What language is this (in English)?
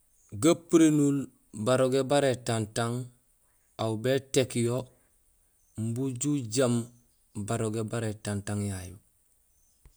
Gusilay